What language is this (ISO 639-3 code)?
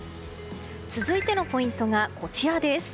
jpn